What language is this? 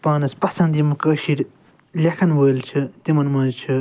Kashmiri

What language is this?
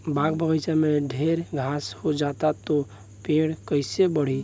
Bhojpuri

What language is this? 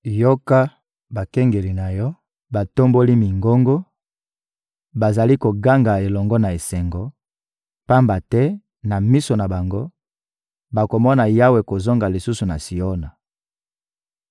Lingala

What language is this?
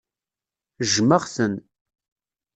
Kabyle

